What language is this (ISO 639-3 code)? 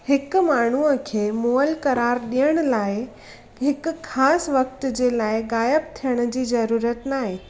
snd